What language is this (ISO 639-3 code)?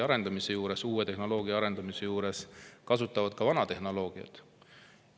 est